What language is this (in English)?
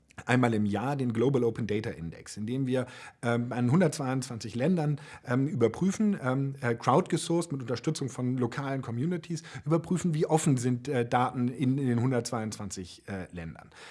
German